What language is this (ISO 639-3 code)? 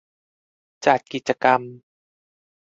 tha